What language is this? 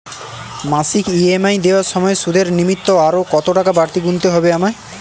Bangla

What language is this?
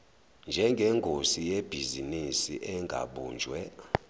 Zulu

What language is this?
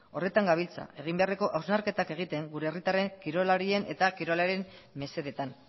Basque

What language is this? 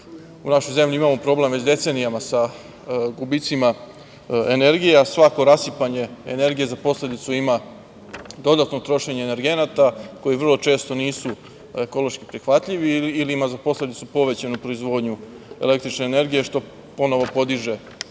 Serbian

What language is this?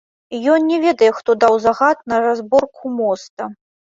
Belarusian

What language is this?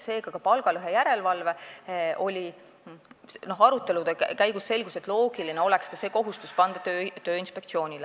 Estonian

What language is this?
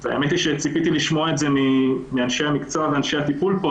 Hebrew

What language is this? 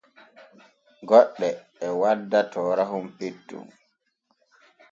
Borgu Fulfulde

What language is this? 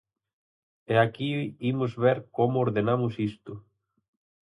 Galician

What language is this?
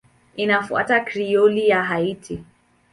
Swahili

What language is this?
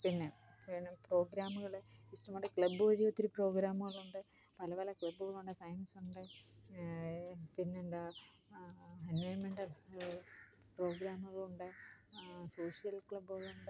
Malayalam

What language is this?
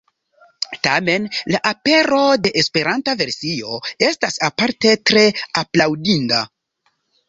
Esperanto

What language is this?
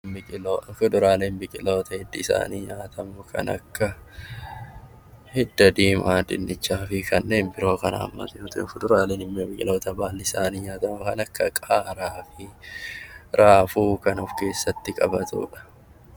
Oromo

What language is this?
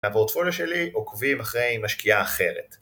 Hebrew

